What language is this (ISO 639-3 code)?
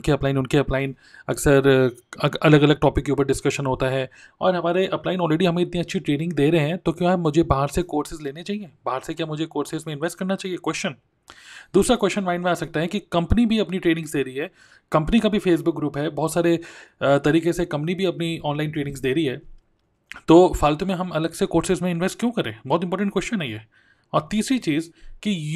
hin